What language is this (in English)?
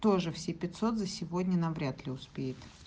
Russian